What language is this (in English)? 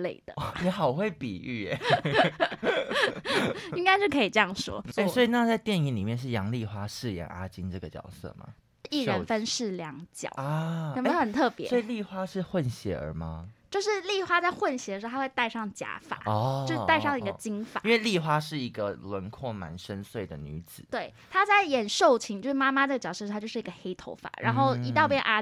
Chinese